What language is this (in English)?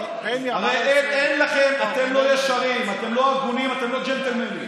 Hebrew